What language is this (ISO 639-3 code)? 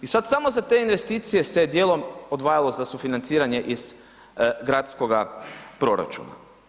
hrv